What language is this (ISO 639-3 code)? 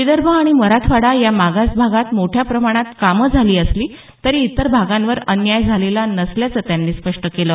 mar